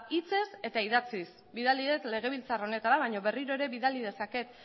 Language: Basque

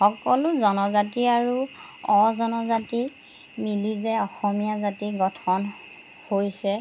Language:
Assamese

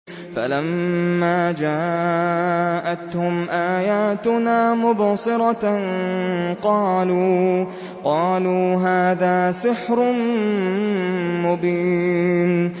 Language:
Arabic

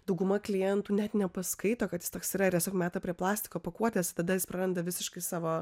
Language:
Lithuanian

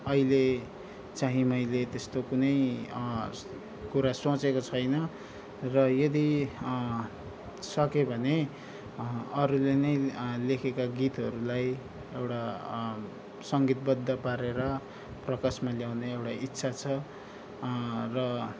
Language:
Nepali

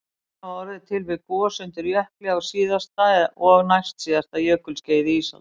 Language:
Icelandic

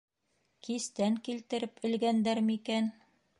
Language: Bashkir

